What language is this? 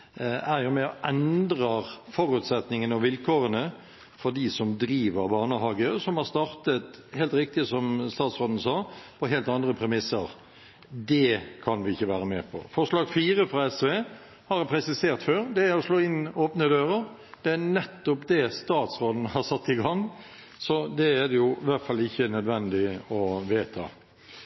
Norwegian Bokmål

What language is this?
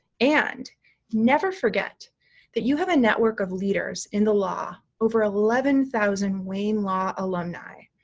English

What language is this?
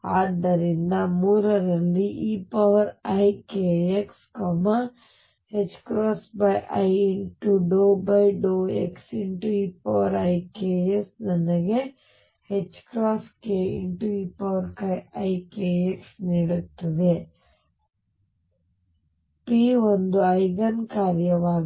Kannada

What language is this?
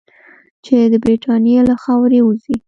Pashto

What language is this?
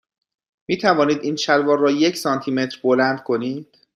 Persian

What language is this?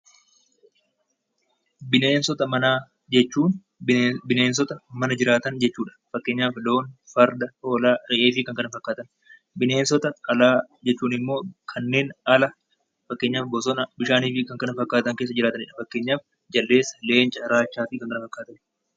Oromo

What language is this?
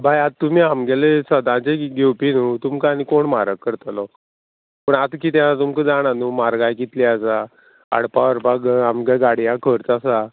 Konkani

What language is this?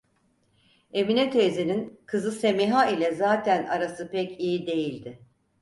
Turkish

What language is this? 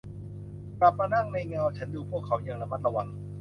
Thai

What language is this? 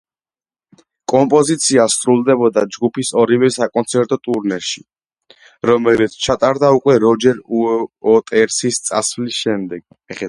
Georgian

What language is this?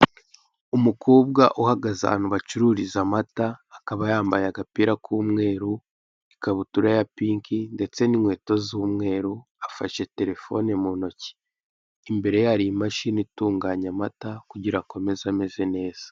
Kinyarwanda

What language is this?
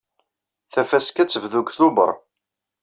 Kabyle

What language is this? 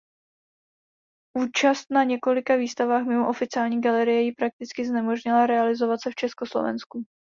Czech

